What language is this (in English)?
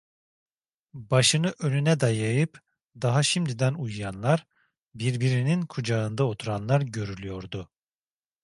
Turkish